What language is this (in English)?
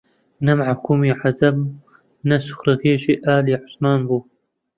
Central Kurdish